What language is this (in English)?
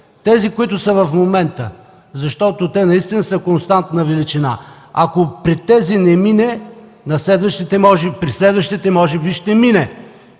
Bulgarian